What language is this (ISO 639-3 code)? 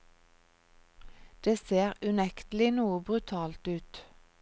nor